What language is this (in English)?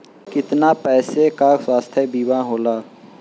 Bhojpuri